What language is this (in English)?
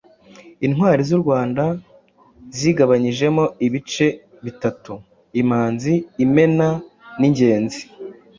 Kinyarwanda